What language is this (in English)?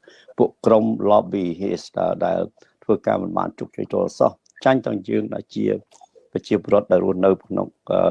Vietnamese